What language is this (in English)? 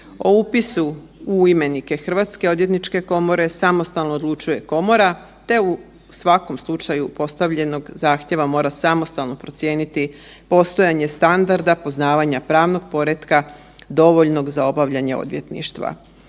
Croatian